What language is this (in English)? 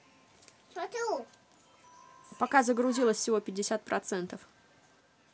Russian